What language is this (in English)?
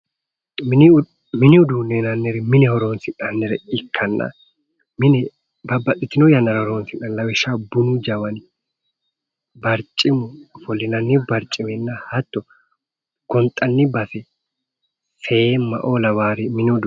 Sidamo